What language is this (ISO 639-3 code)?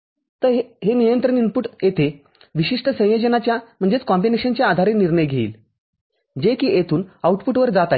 mar